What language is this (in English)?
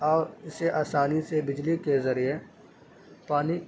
Urdu